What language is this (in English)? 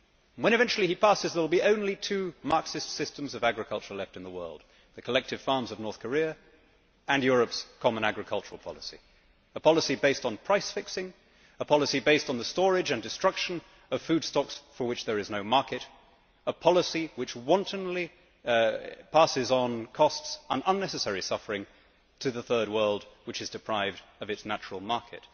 English